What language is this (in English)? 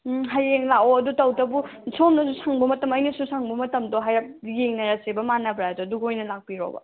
Manipuri